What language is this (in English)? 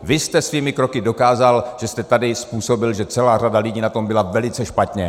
Czech